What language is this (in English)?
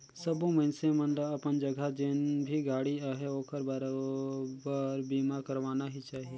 Chhattisgarhi